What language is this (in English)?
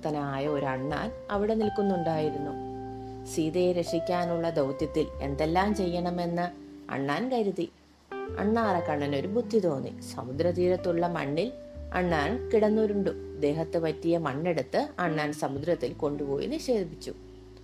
Malayalam